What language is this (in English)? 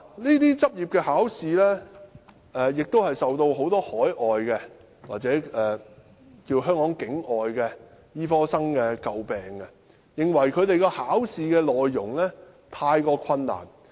Cantonese